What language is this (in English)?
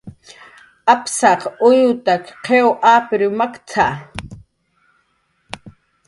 Jaqaru